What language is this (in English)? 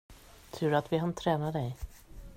Swedish